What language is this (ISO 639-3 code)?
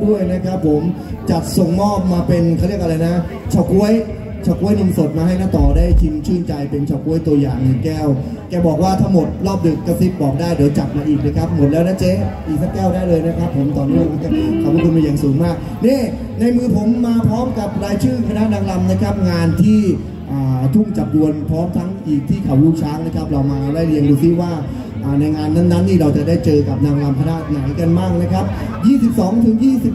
tha